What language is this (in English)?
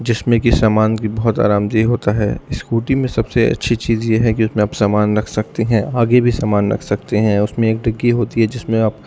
Urdu